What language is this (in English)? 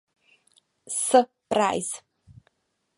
Czech